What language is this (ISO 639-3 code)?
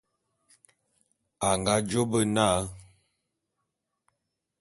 bum